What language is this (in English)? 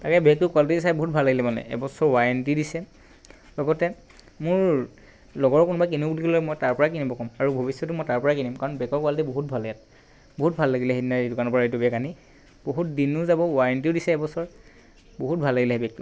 Assamese